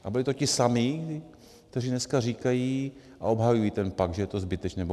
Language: Czech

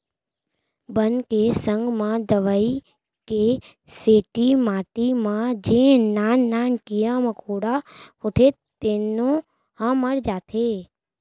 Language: Chhattisgarhi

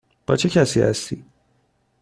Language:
Persian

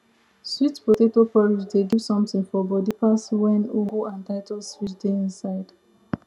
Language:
Nigerian Pidgin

